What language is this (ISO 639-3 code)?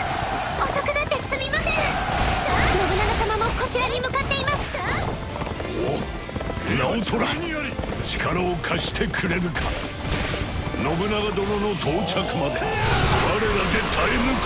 jpn